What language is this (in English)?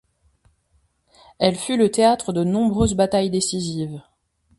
French